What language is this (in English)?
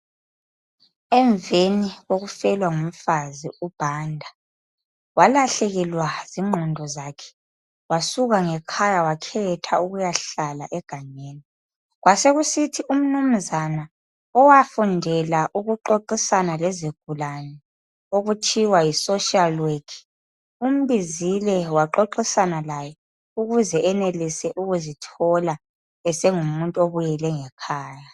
North Ndebele